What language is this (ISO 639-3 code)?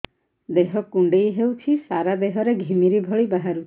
ori